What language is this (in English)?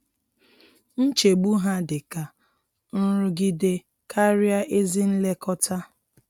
Igbo